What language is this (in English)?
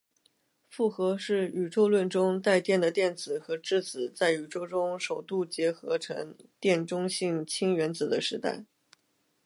Chinese